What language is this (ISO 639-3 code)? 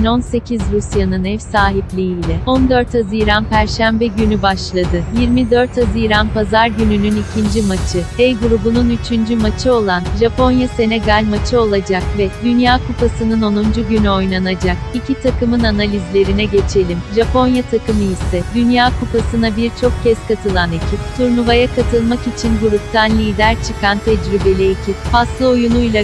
tur